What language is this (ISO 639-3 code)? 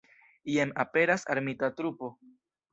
epo